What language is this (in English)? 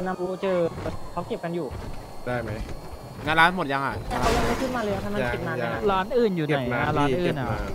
Thai